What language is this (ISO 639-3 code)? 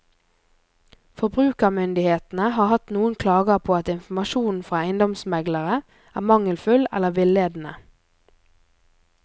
nor